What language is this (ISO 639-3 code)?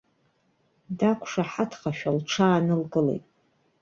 abk